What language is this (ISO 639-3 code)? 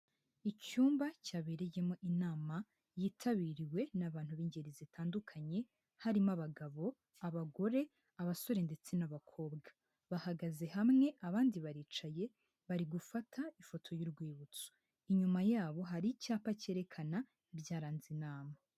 kin